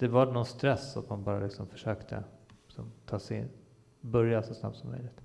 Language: Swedish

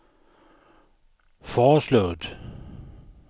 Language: Danish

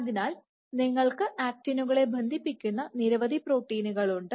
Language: Malayalam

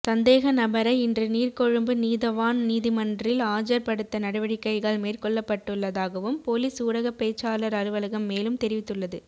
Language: Tamil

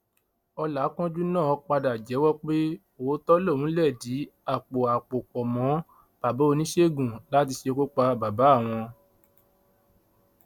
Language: Yoruba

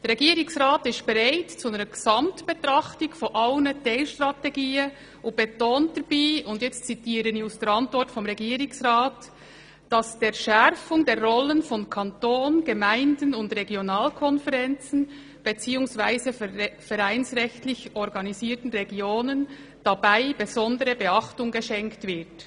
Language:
Swiss German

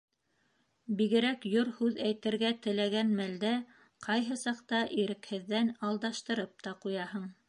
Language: Bashkir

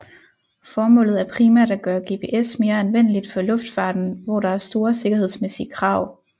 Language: Danish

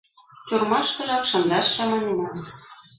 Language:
Mari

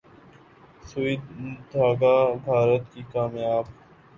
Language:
Urdu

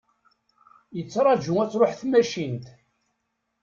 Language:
Kabyle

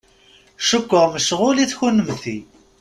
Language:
Kabyle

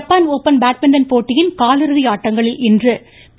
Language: Tamil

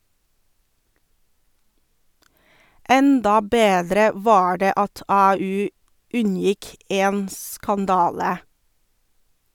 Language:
Norwegian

